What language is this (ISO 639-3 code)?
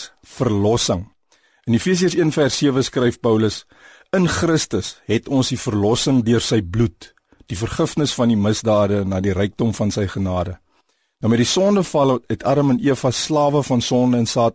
nld